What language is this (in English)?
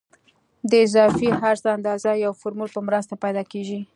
Pashto